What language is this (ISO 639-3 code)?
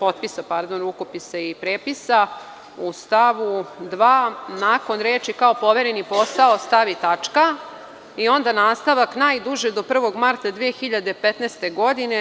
srp